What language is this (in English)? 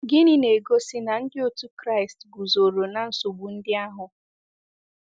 Igbo